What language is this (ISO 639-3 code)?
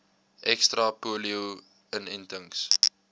afr